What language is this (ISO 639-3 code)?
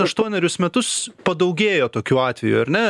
lit